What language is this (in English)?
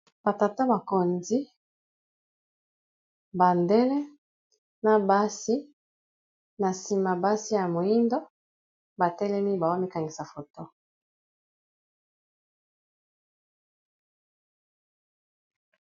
Lingala